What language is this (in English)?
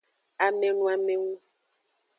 Aja (Benin)